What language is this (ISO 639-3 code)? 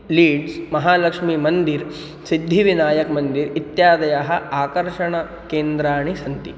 san